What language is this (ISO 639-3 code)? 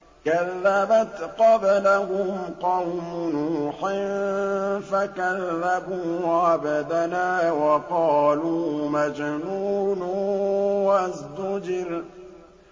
ara